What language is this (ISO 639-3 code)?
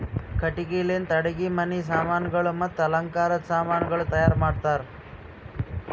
kan